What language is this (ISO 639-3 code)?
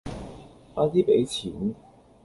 yue